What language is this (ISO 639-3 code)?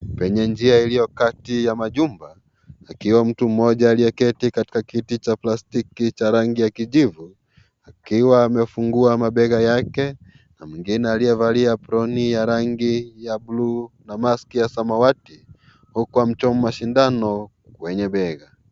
swa